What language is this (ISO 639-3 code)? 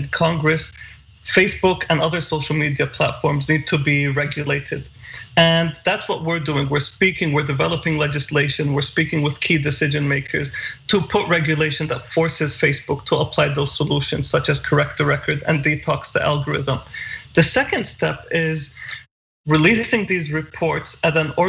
eng